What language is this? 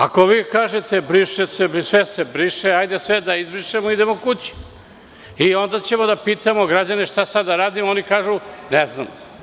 Serbian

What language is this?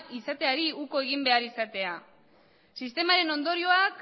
Basque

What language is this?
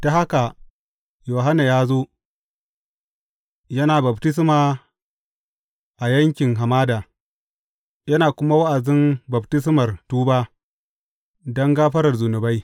Hausa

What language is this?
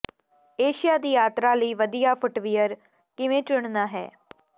Punjabi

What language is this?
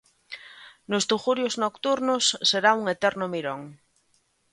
Galician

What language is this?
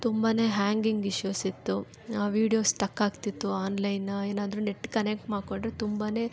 Kannada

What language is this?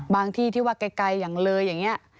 Thai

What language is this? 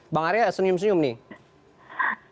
Indonesian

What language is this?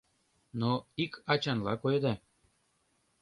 Mari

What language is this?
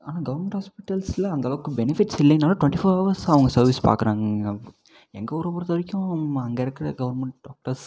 Tamil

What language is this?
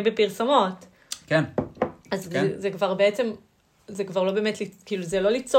Hebrew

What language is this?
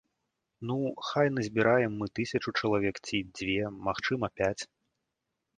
Belarusian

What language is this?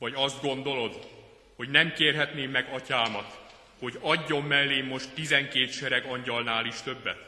Hungarian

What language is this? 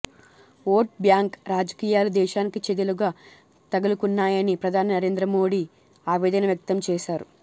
Telugu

